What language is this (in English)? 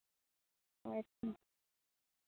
Santali